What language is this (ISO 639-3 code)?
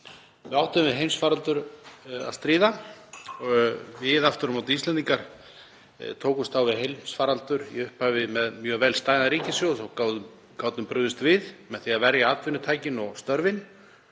isl